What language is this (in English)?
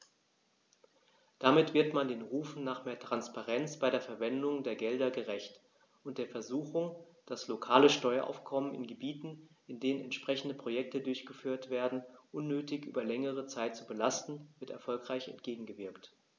German